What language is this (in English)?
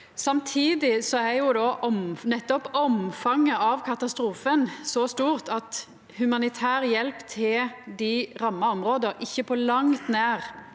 Norwegian